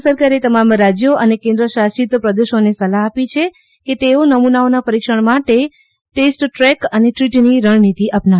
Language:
Gujarati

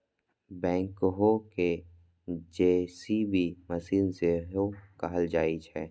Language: Maithili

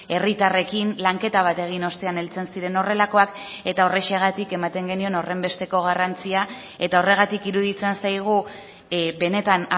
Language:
Basque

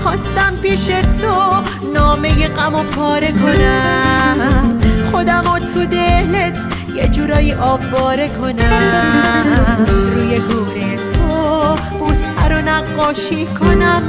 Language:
Persian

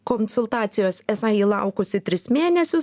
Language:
Lithuanian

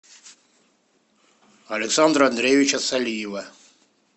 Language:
Russian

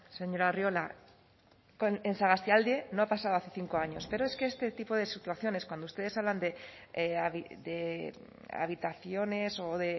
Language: Spanish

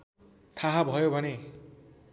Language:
Nepali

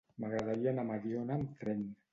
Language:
Catalan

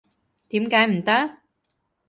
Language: Cantonese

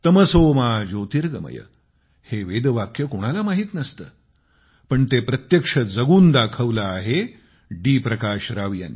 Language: Marathi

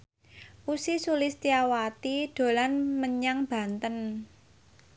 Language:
Javanese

